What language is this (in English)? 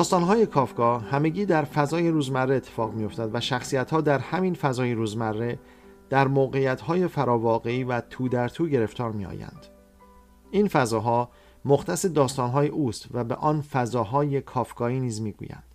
Persian